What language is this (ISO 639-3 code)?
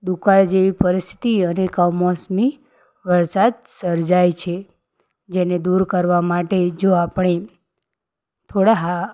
guj